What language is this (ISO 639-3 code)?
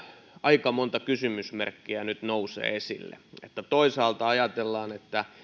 fin